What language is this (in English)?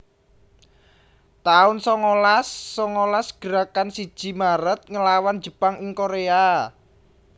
Javanese